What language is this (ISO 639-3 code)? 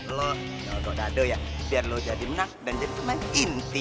ind